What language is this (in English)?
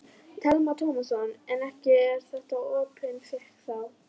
Icelandic